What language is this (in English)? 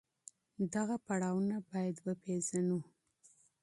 Pashto